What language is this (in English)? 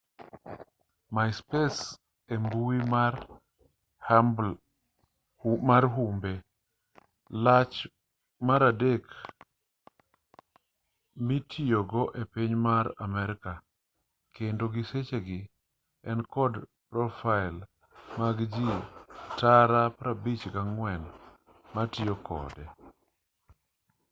Luo (Kenya and Tanzania)